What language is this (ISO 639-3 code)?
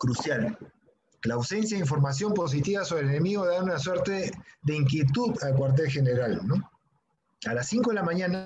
spa